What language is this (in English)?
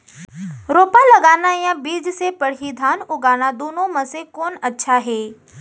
Chhattisgarhi